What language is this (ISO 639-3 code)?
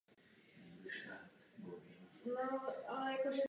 ces